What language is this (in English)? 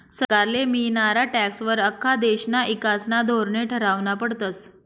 Marathi